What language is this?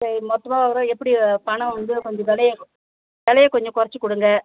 Tamil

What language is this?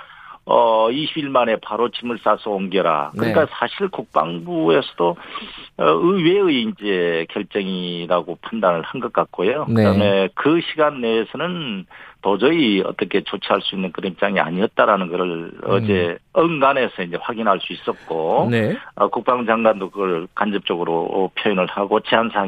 Korean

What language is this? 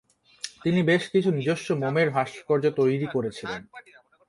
Bangla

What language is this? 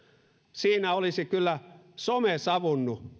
Finnish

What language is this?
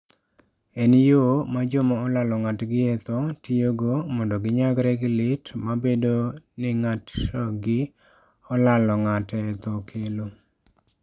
Luo (Kenya and Tanzania)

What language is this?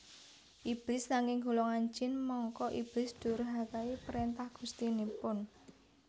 Javanese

